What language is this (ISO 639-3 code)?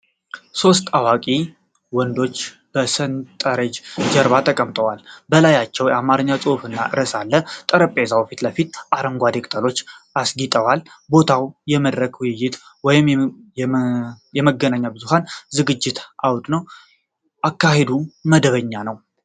amh